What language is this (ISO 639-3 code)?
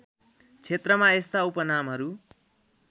nep